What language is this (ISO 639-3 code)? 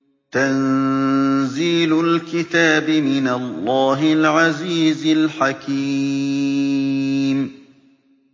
ara